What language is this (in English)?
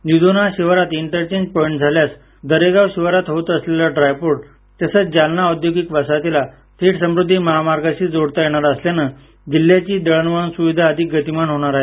Marathi